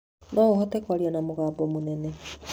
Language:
Kikuyu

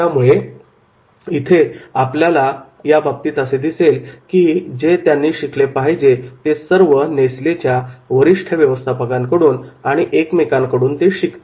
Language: Marathi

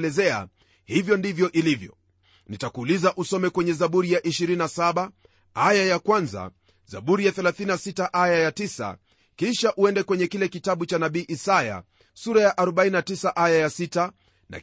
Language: Swahili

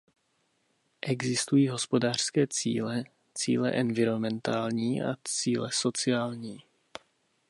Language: Czech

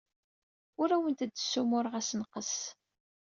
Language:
Kabyle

